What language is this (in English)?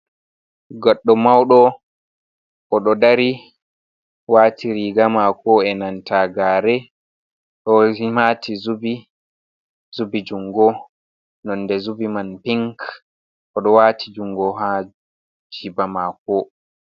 Fula